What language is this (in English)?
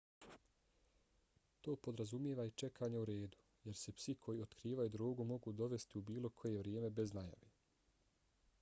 Bosnian